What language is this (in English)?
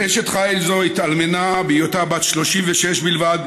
Hebrew